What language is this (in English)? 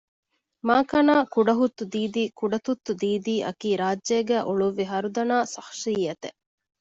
Divehi